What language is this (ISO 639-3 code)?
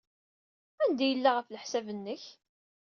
kab